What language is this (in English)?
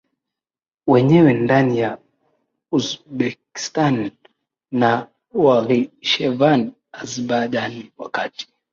Swahili